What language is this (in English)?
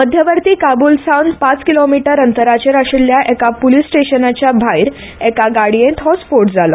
Konkani